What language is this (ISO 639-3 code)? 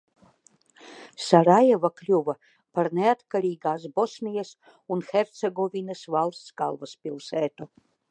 lav